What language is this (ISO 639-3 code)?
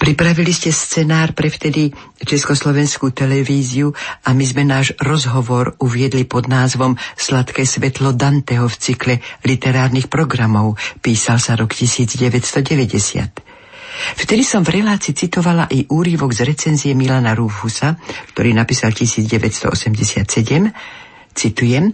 slk